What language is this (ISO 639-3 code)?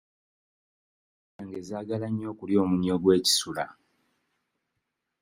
lug